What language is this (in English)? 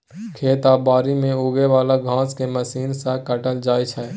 Maithili